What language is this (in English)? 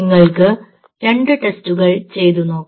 Malayalam